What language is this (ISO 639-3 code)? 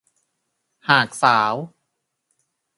tha